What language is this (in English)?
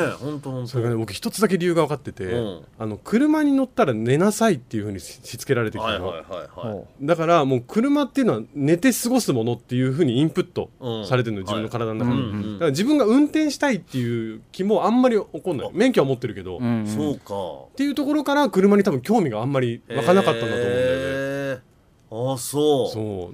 Japanese